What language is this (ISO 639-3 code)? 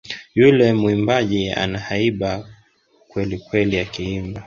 swa